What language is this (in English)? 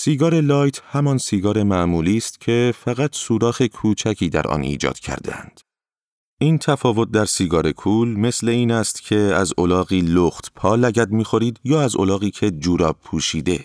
Persian